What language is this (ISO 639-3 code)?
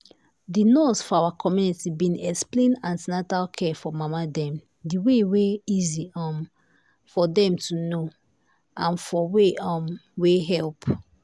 pcm